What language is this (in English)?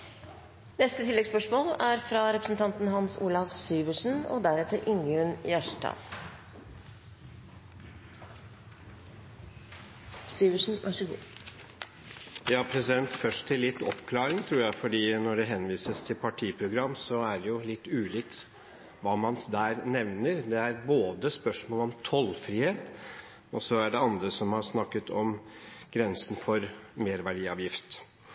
Norwegian Bokmål